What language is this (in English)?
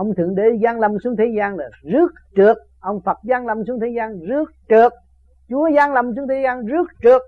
Vietnamese